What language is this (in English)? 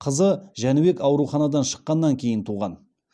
Kazakh